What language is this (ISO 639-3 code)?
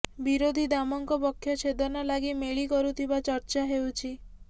ori